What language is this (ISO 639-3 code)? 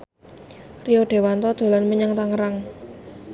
jav